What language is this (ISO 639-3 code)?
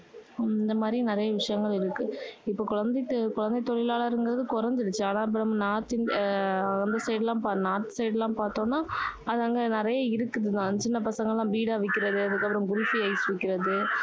tam